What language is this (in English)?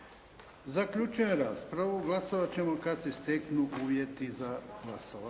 Croatian